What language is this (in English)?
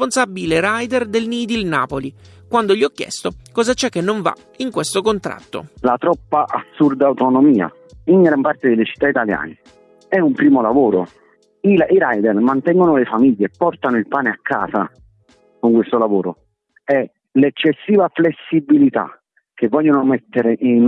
Italian